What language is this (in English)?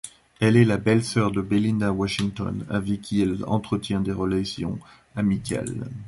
French